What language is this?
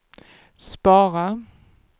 Swedish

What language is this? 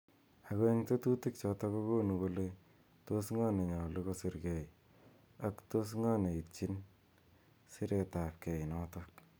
Kalenjin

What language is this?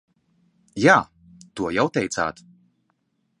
Latvian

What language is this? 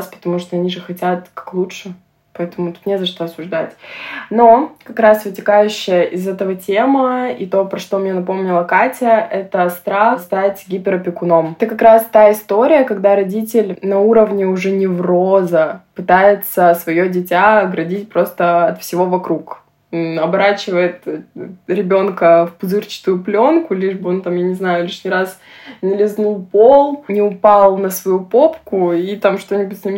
Russian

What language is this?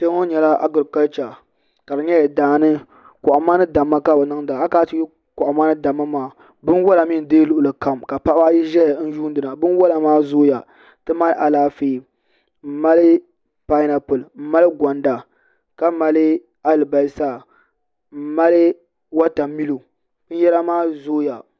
Dagbani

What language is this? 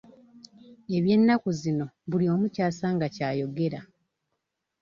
Ganda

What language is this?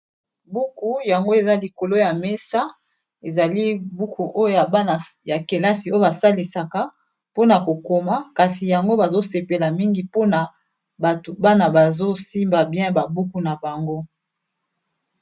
Lingala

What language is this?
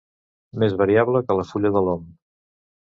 Catalan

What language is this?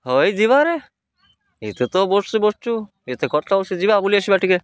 Odia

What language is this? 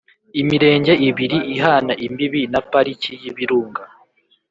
Kinyarwanda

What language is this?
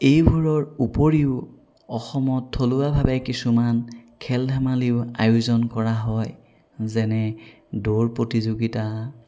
Assamese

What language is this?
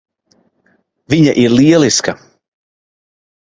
Latvian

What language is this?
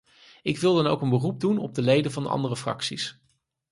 Dutch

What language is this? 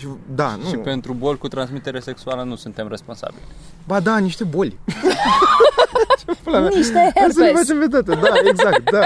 Romanian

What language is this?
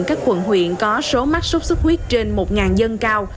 Vietnamese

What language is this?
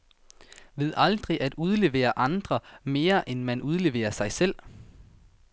Danish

